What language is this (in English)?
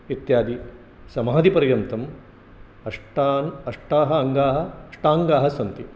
Sanskrit